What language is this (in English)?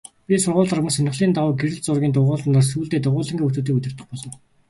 Mongolian